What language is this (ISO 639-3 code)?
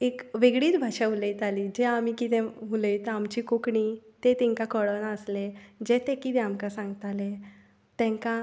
kok